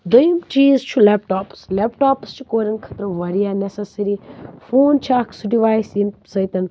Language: Kashmiri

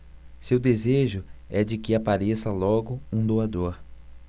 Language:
Portuguese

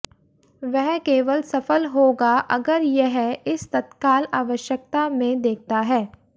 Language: Hindi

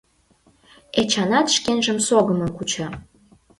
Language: Mari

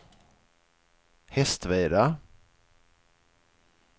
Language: Swedish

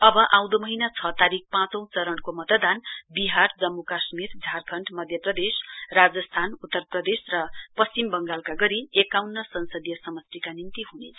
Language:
Nepali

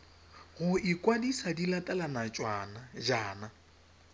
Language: Tswana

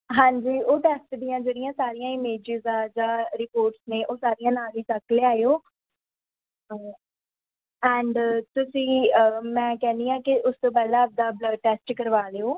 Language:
Punjabi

